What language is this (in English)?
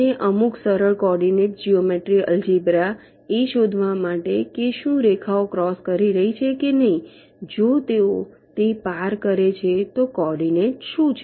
Gujarati